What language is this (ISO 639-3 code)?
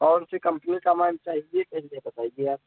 hin